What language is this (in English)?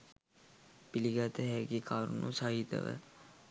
Sinhala